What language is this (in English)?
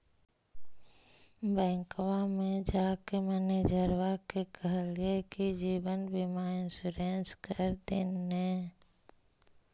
Magahi